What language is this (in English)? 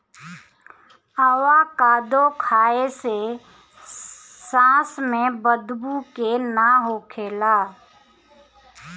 Bhojpuri